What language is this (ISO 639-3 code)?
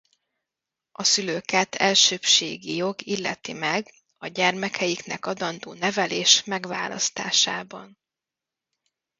hun